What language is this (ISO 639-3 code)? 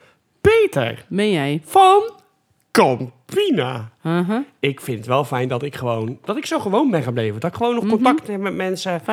nld